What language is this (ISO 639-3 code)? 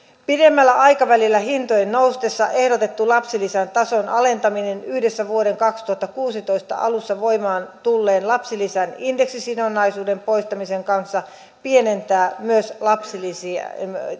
fin